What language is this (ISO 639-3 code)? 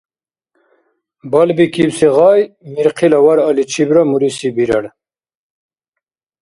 dar